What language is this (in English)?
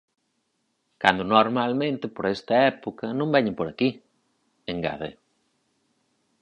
Galician